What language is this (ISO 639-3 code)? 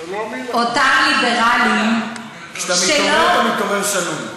heb